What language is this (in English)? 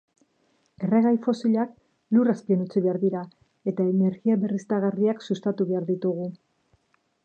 Basque